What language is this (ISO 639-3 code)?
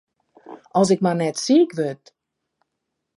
fry